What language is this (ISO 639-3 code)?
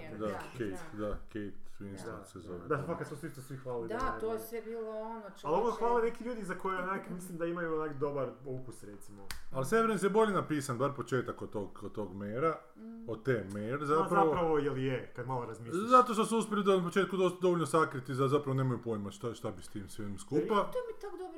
hrv